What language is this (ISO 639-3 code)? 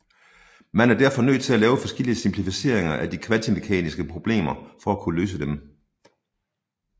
dan